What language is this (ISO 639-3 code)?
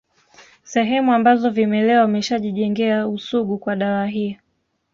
swa